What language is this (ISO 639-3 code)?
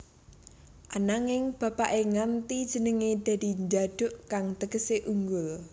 jav